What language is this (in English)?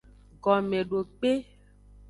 Aja (Benin)